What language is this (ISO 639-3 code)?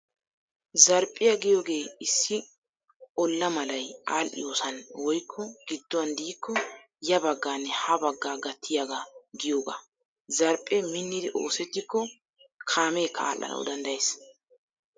wal